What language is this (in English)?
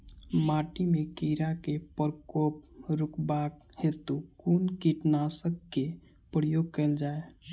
Maithili